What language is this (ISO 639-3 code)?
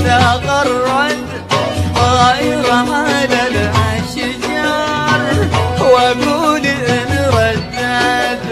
ara